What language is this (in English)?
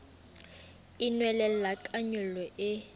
Southern Sotho